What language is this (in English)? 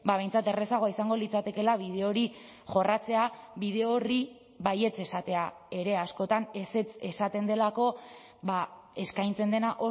Basque